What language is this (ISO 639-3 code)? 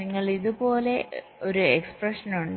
mal